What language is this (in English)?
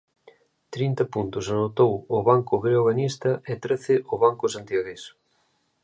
Galician